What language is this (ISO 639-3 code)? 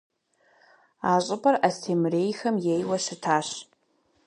kbd